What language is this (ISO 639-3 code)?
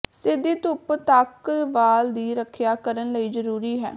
pan